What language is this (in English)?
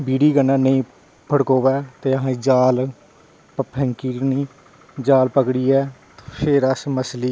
Dogri